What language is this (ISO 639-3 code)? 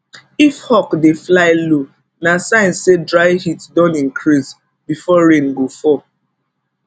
pcm